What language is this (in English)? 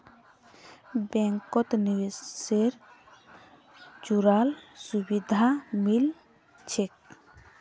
Magahi